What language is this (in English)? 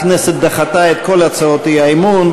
Hebrew